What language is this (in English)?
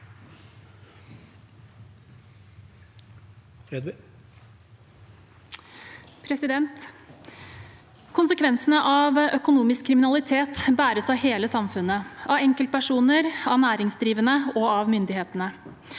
Norwegian